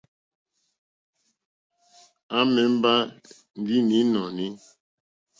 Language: Mokpwe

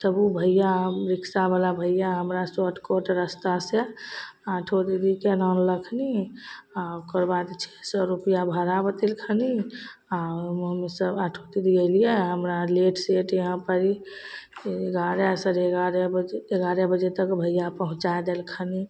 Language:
Maithili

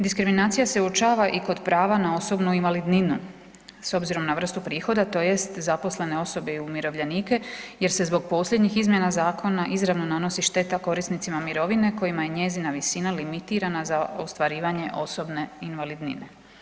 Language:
Croatian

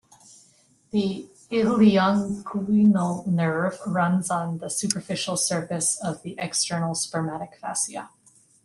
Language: English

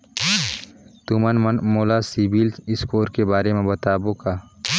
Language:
Chhattisgarhi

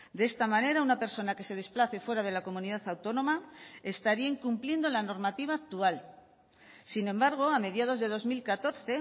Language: Spanish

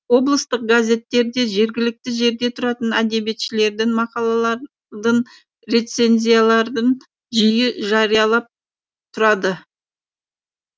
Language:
Kazakh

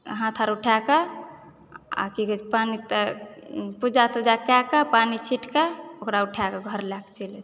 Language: Maithili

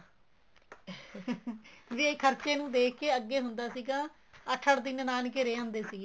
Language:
Punjabi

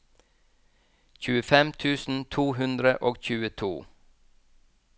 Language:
Norwegian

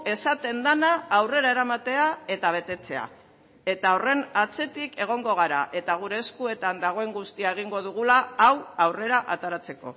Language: Basque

